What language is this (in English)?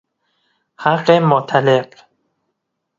Persian